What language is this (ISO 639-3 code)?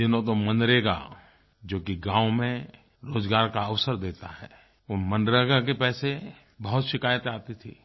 hin